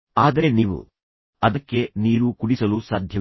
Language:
Kannada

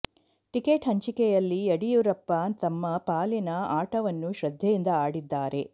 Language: Kannada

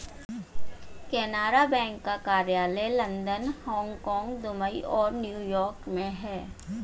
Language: Hindi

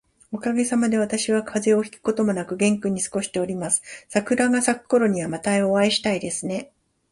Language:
Japanese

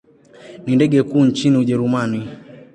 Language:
Swahili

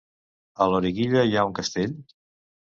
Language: Catalan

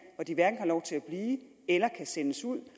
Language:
Danish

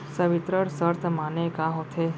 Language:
Chhattisgarhi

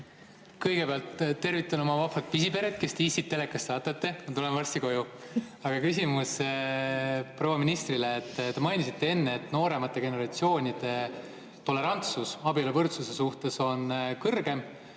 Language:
Estonian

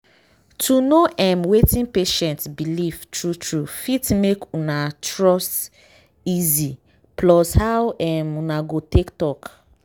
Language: Nigerian Pidgin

